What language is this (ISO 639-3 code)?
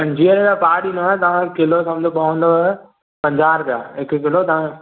snd